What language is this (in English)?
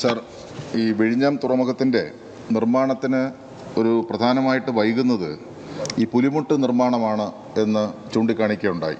Korean